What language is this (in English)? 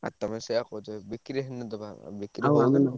Odia